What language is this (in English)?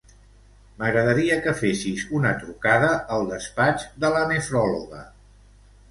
Catalan